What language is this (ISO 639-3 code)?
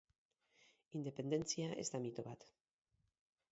eus